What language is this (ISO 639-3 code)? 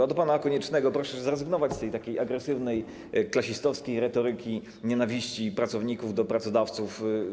pol